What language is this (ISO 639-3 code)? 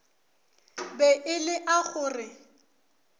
nso